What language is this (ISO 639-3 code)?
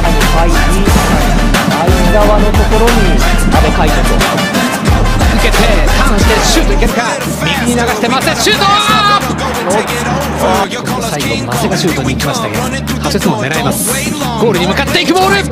jpn